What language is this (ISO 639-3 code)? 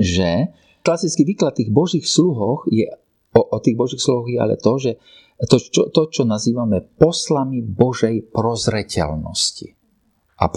slk